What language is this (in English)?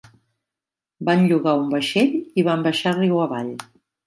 Catalan